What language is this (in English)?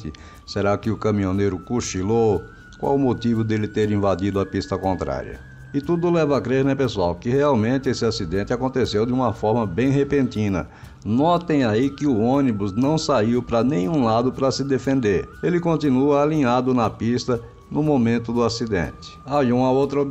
Portuguese